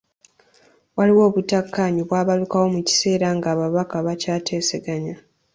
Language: Ganda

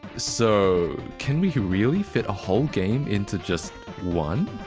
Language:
English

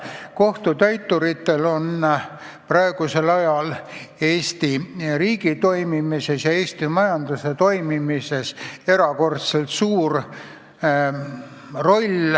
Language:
Estonian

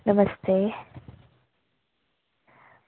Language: Dogri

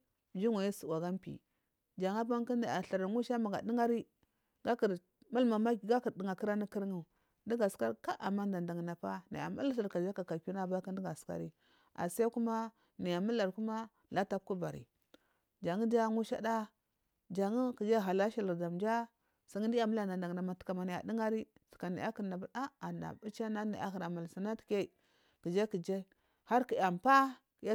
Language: Marghi South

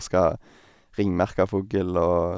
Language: Norwegian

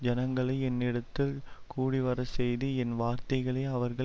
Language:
Tamil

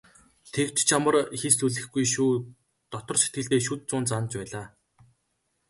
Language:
Mongolian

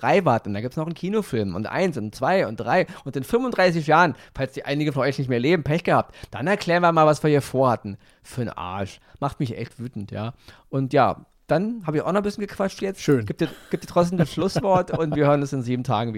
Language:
German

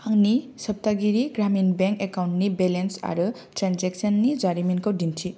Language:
Bodo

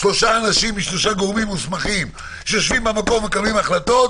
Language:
Hebrew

